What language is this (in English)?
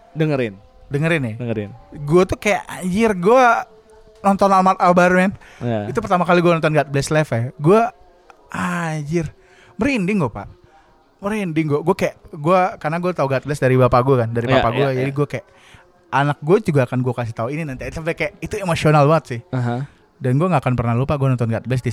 Indonesian